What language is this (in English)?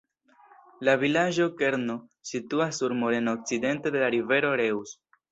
Esperanto